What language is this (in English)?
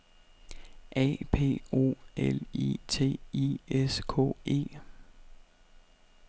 Danish